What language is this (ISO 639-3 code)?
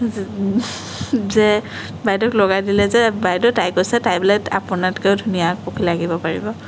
asm